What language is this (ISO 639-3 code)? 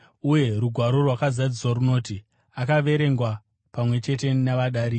sna